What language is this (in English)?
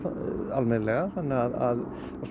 Icelandic